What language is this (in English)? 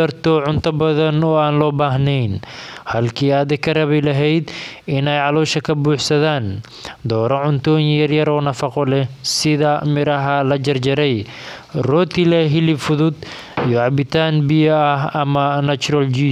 Somali